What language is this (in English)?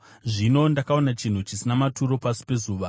Shona